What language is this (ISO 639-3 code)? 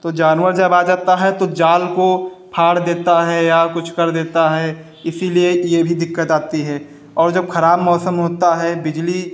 hin